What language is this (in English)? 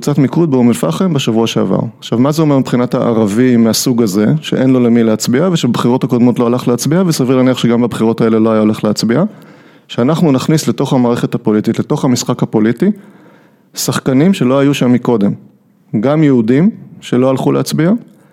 Hebrew